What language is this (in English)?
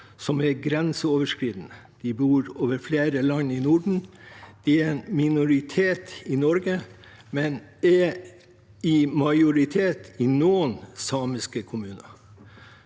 Norwegian